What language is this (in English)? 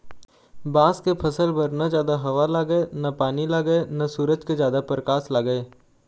Chhattisgarhi